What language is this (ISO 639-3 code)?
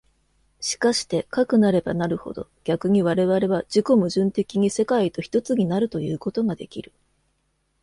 jpn